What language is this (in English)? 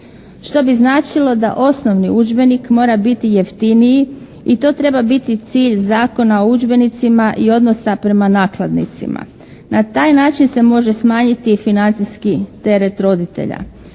Croatian